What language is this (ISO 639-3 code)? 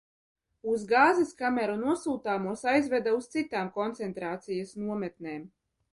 lav